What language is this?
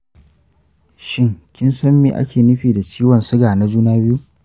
Hausa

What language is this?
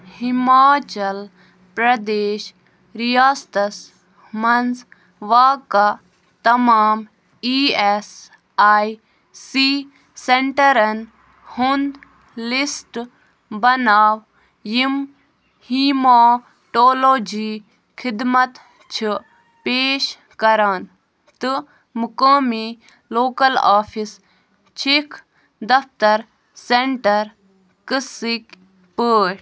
Kashmiri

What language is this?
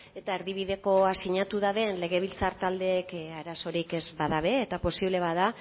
Basque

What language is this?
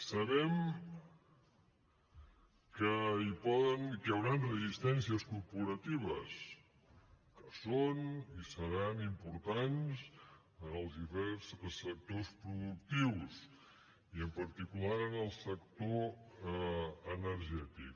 Catalan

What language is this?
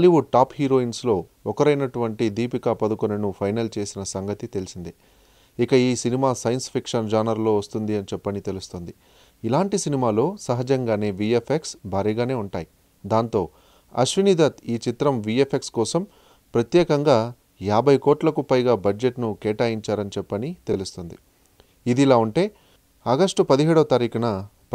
Romanian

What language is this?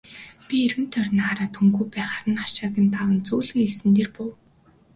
Mongolian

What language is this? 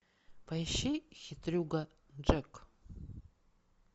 Russian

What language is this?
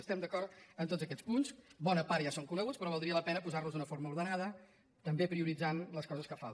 Catalan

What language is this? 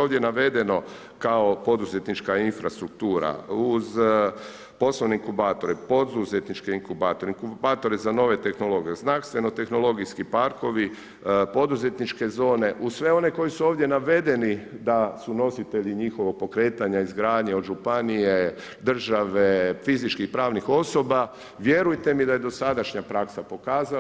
Croatian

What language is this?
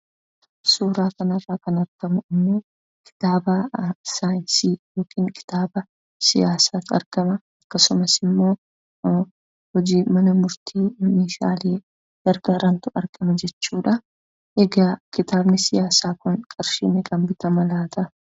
Oromo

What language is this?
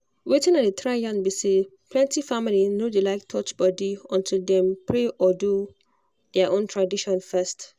Nigerian Pidgin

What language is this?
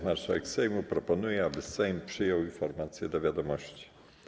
Polish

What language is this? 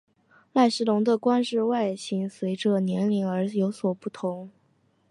Chinese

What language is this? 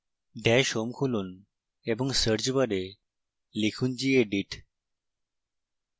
Bangla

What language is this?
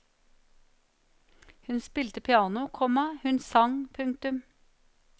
Norwegian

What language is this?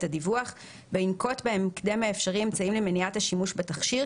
Hebrew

